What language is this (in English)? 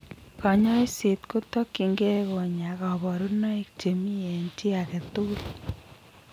Kalenjin